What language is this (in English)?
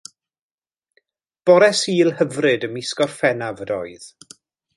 Welsh